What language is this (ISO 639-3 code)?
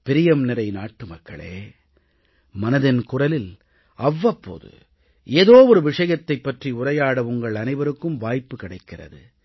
tam